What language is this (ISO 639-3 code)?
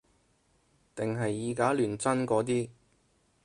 yue